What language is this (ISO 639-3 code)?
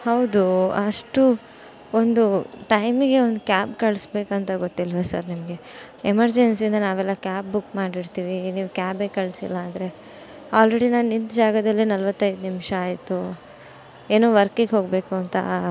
kan